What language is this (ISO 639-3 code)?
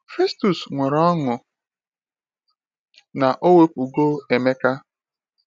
ibo